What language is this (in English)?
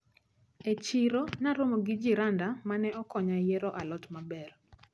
Luo (Kenya and Tanzania)